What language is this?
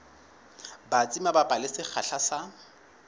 Southern Sotho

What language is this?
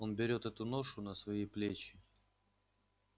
Russian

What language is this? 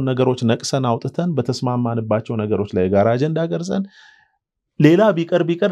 Arabic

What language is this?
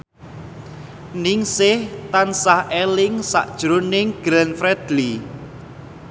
Javanese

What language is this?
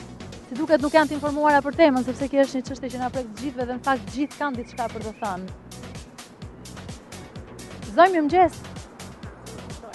English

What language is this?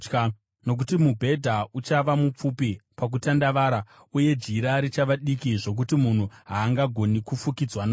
Shona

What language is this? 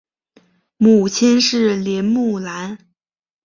Chinese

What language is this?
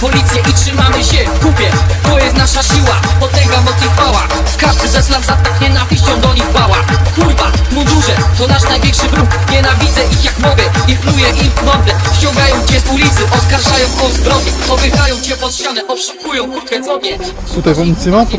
Polish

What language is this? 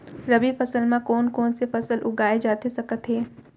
Chhattisgarhi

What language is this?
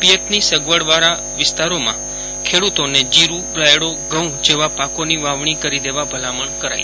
Gujarati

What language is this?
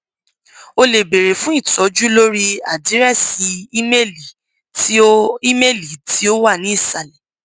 Yoruba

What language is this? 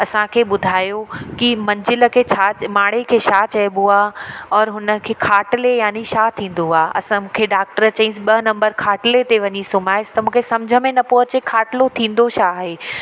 Sindhi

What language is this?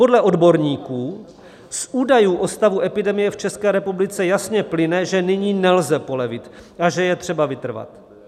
Czech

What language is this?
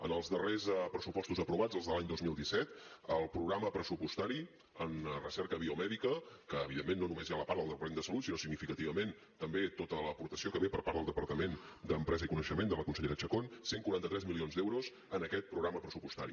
Catalan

